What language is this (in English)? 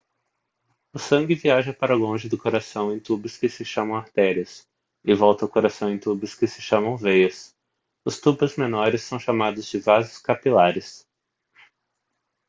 Portuguese